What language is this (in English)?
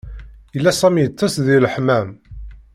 Kabyle